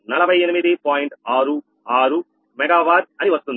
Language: Telugu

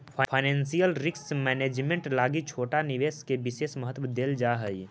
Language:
Magahi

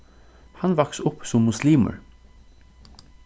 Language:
Faroese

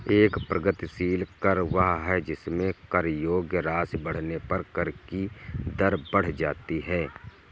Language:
Hindi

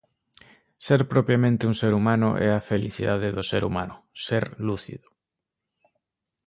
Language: Galician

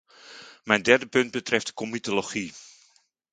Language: Dutch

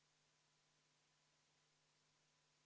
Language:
Estonian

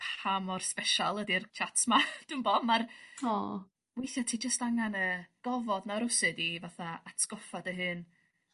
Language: Welsh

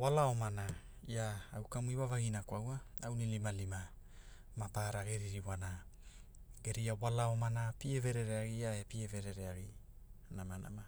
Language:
Hula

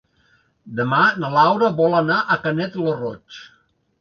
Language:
Catalan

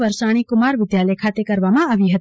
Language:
Gujarati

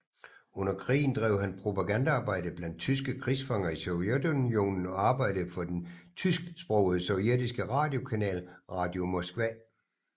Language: Danish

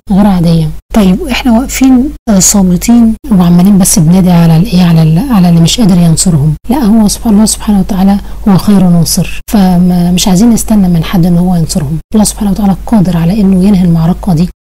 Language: Arabic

